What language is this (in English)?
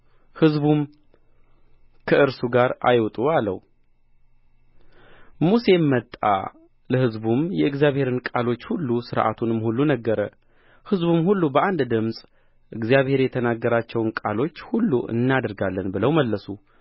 Amharic